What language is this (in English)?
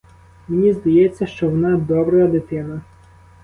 Ukrainian